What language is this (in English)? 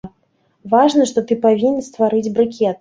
Belarusian